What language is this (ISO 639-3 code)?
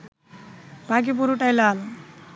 ben